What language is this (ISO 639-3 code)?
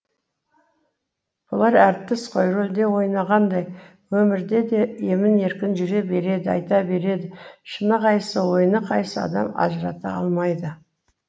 kaz